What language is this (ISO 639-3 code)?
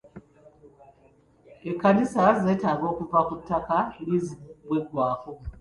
lug